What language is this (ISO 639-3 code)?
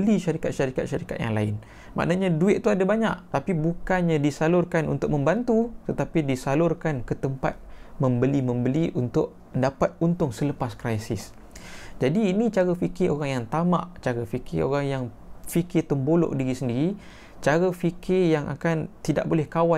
msa